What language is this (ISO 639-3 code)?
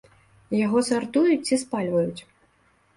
bel